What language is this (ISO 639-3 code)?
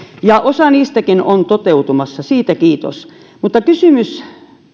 fin